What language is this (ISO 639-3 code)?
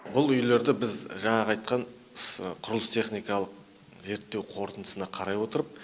kaz